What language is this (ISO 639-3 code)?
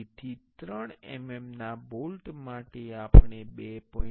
guj